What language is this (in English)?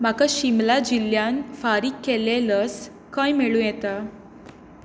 Konkani